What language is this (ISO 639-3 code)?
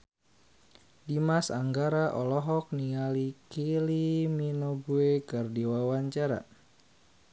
sun